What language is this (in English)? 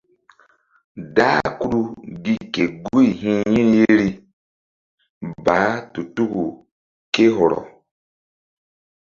Mbum